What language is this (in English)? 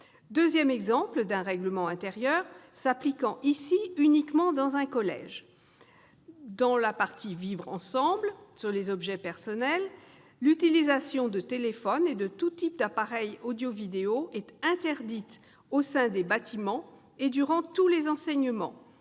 French